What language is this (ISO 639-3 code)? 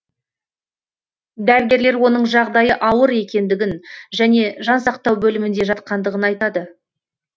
kaz